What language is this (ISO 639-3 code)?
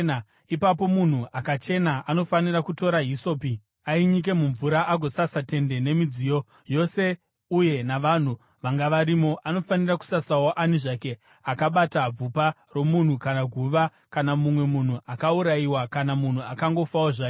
sna